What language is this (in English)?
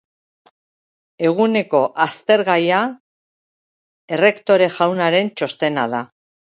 Basque